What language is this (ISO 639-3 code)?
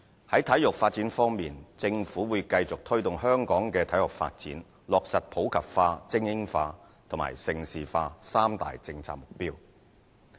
yue